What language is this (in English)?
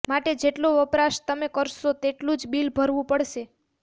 Gujarati